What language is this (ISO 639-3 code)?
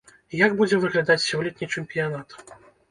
bel